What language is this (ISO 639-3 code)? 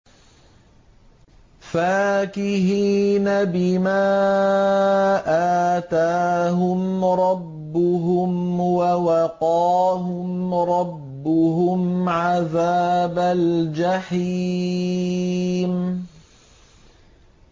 ara